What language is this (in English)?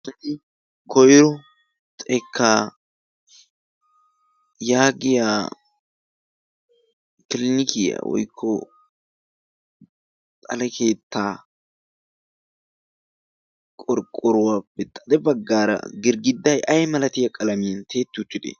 Wolaytta